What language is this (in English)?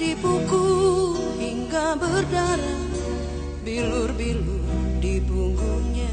Malay